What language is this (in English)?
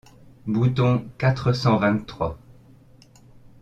French